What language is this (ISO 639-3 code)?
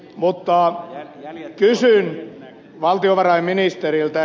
fin